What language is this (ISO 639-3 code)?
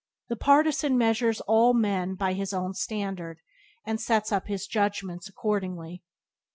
eng